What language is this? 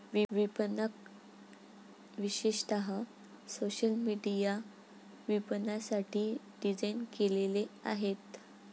Marathi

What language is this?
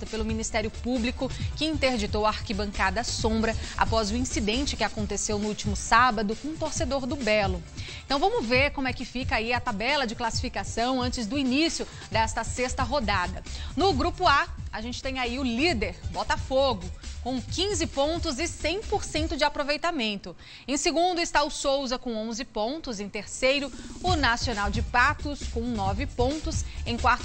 Portuguese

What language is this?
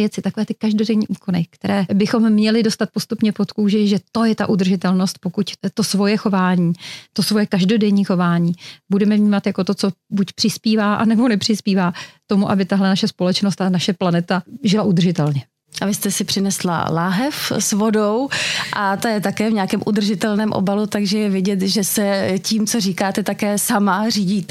Czech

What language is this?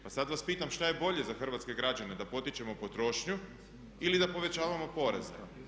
Croatian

